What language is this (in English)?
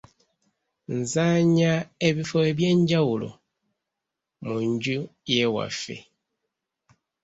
Ganda